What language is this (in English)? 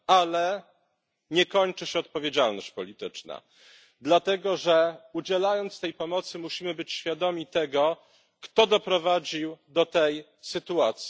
Polish